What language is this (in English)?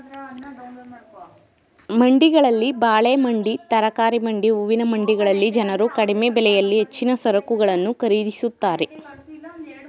Kannada